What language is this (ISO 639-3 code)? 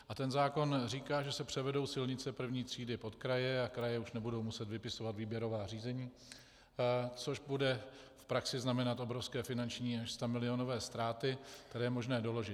ces